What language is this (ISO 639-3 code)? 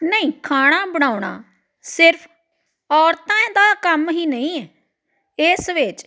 pan